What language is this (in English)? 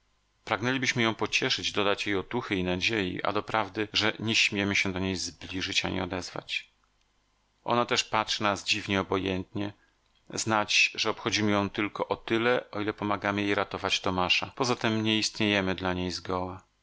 Polish